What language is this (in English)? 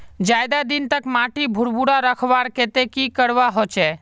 Magahi